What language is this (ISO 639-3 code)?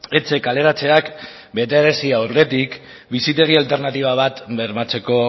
eus